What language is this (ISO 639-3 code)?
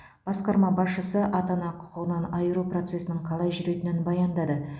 kaz